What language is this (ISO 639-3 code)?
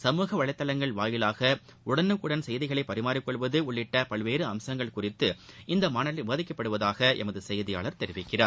tam